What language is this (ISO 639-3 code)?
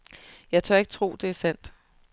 dan